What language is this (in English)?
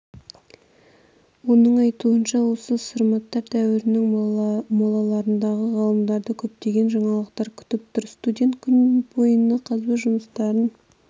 Kazakh